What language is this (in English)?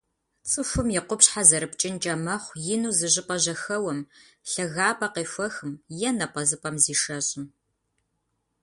Kabardian